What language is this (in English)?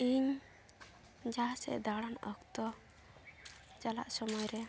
Santali